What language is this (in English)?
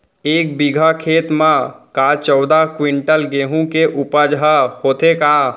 Chhattisgarhi